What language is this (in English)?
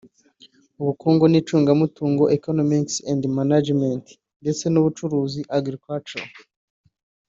Kinyarwanda